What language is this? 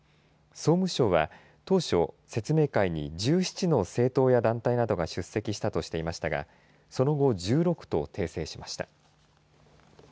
Japanese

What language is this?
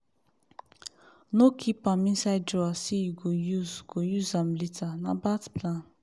Nigerian Pidgin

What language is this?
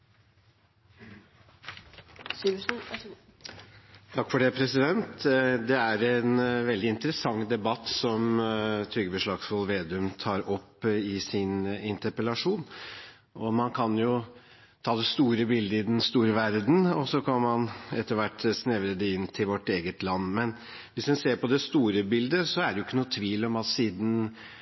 Norwegian Bokmål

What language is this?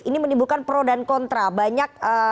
Indonesian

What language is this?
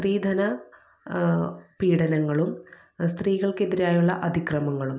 Malayalam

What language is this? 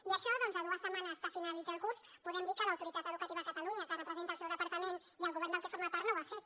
Catalan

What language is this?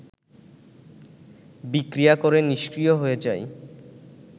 Bangla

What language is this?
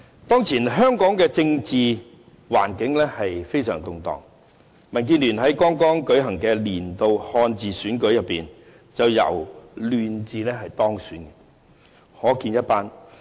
Cantonese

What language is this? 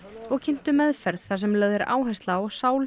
Icelandic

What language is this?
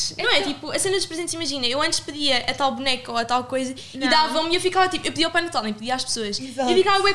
Portuguese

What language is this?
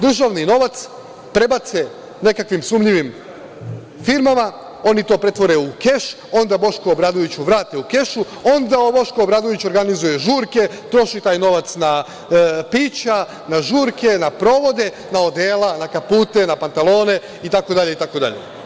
Serbian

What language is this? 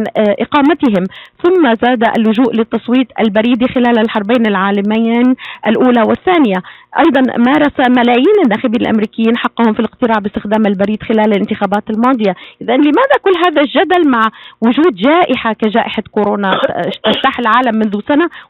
Arabic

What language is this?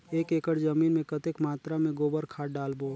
Chhattisgarhi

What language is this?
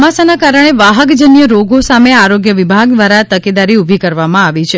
Gujarati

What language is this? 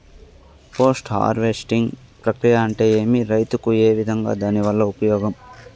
Telugu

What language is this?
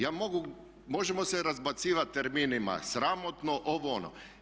Croatian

